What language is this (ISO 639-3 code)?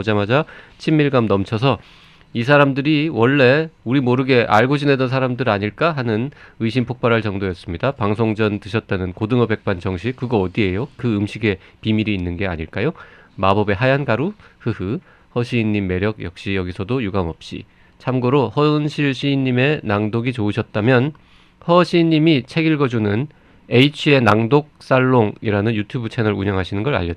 kor